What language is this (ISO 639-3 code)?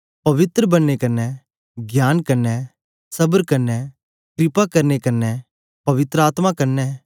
doi